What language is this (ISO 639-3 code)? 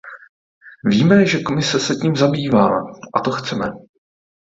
ces